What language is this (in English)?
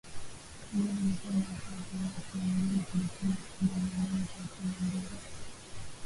Swahili